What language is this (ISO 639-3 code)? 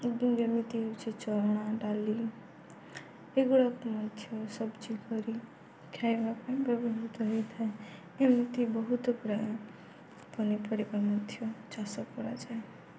ori